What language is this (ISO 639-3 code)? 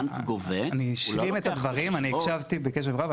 heb